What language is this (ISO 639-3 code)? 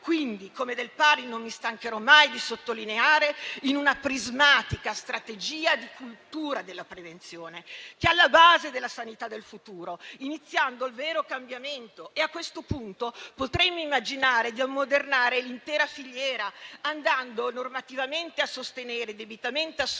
ita